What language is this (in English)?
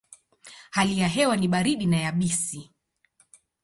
Swahili